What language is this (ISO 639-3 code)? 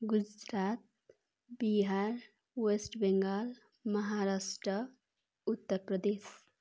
nep